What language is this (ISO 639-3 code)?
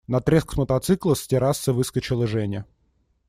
rus